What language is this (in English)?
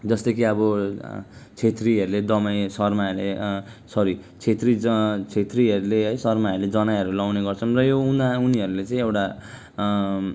Nepali